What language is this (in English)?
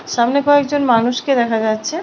Bangla